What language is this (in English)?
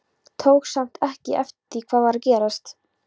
Icelandic